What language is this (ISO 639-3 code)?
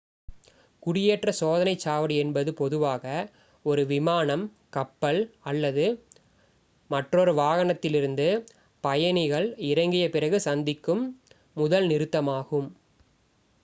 tam